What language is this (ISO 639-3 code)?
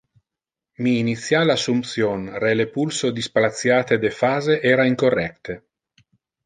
ina